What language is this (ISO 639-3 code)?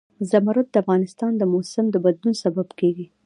pus